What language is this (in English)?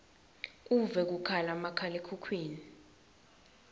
Swati